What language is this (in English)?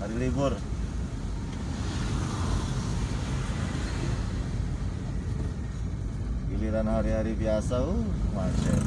Indonesian